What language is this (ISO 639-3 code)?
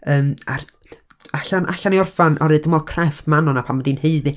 cym